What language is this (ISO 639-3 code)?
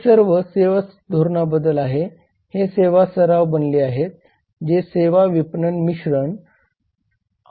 mar